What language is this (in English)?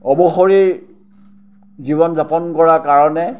Assamese